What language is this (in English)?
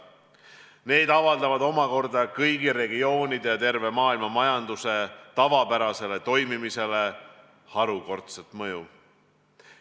Estonian